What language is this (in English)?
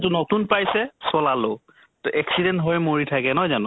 Assamese